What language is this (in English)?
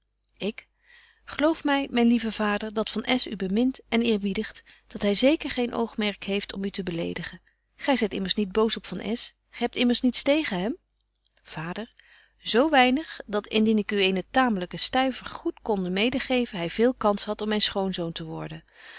Dutch